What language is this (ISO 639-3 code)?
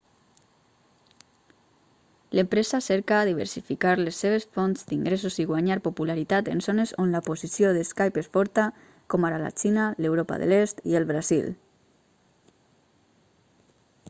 cat